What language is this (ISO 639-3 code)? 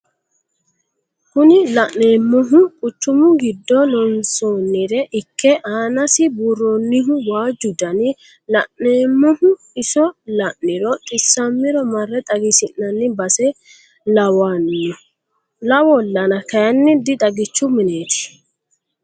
sid